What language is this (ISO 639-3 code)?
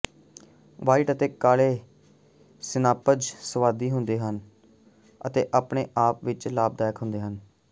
pan